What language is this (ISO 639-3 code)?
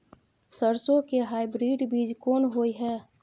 mai